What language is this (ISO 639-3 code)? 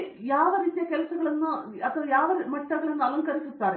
kan